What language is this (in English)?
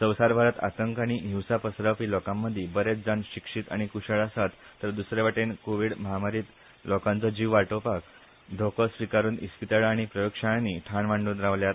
Konkani